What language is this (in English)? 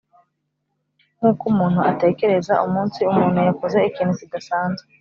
Kinyarwanda